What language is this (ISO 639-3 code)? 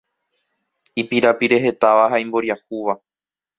grn